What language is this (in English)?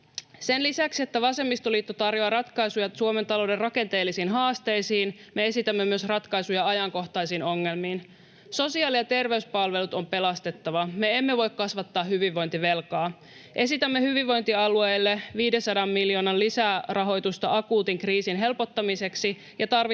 Finnish